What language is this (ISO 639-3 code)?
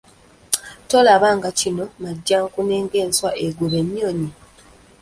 lug